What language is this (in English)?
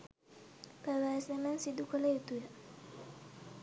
Sinhala